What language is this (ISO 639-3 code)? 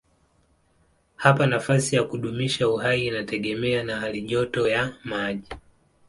swa